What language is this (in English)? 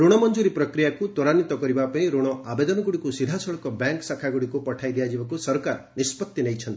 Odia